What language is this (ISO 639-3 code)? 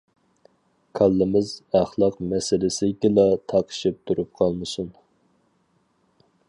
uig